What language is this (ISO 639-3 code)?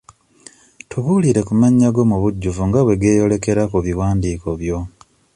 lug